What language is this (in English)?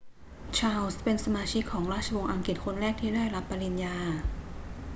Thai